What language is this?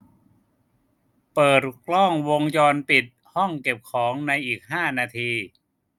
Thai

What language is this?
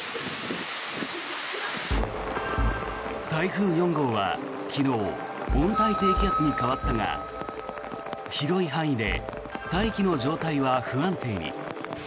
Japanese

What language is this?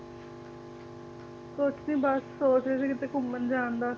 Punjabi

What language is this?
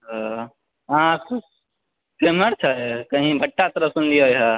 Maithili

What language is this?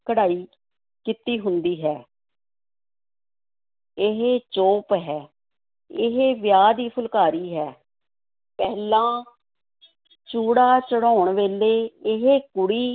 Punjabi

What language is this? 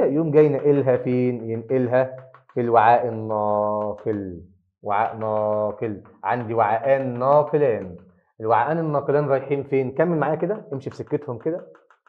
Arabic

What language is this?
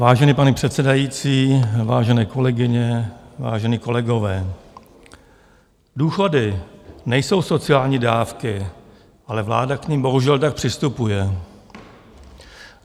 Czech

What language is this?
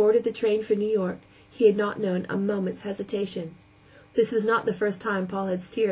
English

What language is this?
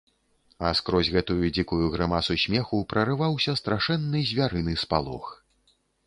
Belarusian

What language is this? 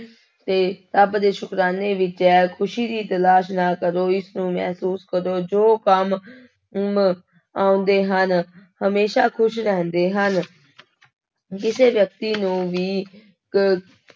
Punjabi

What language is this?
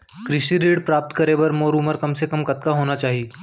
Chhattisgarhi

